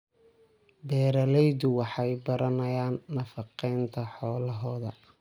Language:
Somali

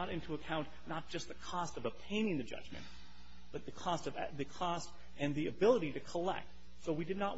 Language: English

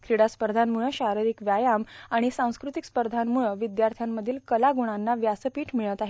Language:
Marathi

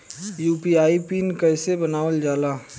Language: Bhojpuri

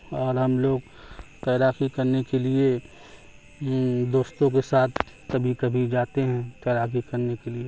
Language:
Urdu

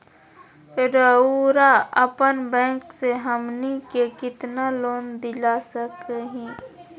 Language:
Magahi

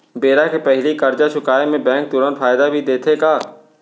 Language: Chhattisgarhi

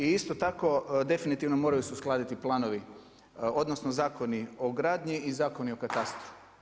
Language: Croatian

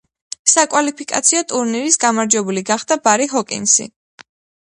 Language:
Georgian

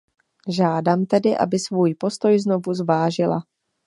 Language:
Czech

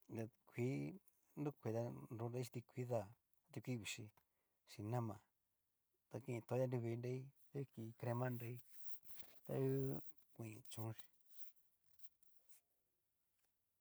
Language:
Cacaloxtepec Mixtec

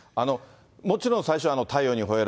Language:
Japanese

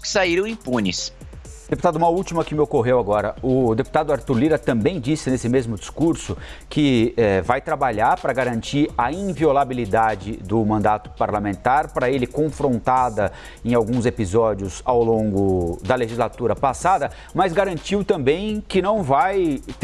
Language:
Portuguese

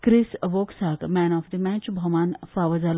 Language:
Konkani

